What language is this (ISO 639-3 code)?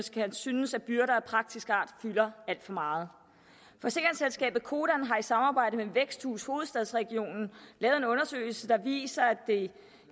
dan